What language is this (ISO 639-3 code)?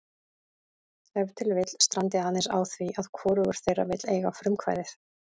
isl